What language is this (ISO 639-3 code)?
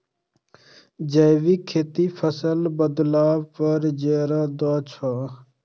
mai